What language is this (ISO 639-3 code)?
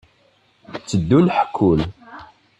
kab